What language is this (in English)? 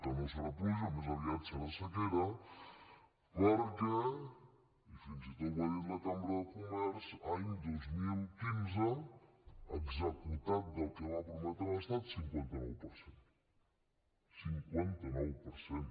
Catalan